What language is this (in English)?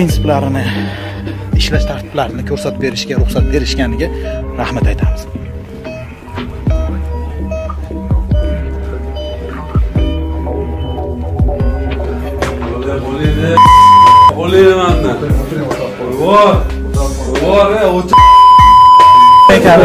Turkish